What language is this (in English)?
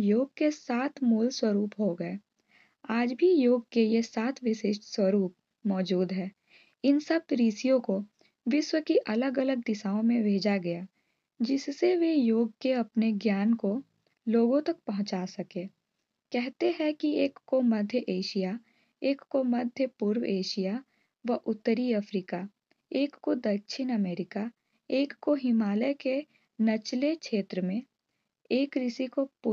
Hindi